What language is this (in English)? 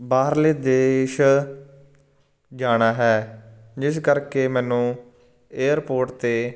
Punjabi